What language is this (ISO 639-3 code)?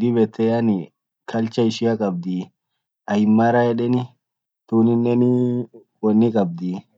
orc